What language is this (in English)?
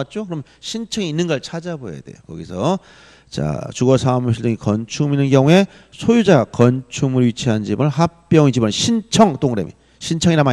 Korean